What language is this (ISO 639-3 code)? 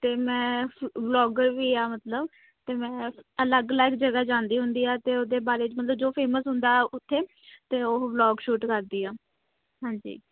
pan